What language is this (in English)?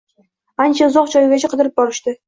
Uzbek